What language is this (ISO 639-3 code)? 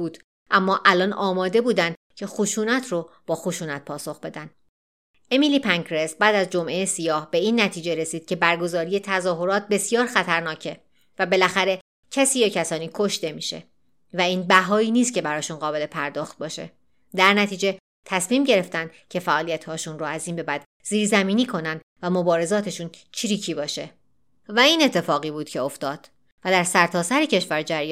fas